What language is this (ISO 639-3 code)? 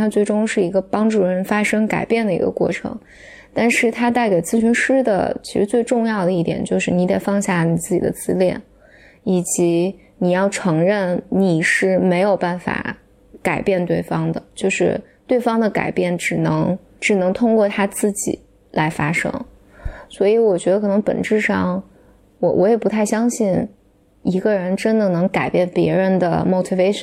zho